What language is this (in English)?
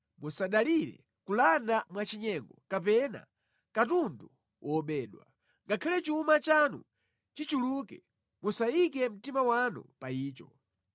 Nyanja